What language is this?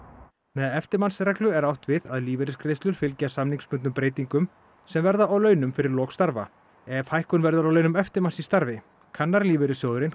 Icelandic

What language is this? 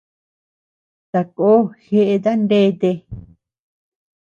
Tepeuxila Cuicatec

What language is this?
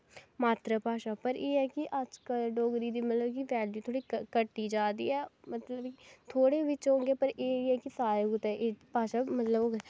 Dogri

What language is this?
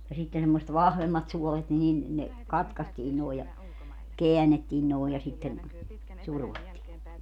Finnish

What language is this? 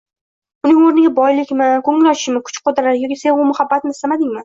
Uzbek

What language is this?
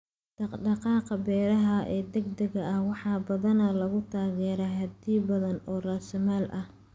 Somali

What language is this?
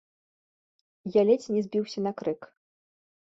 Belarusian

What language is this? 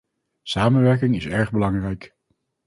Dutch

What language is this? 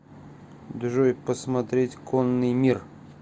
Russian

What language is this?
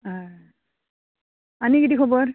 Konkani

